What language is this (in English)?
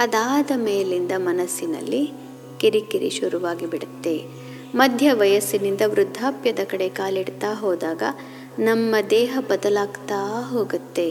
Kannada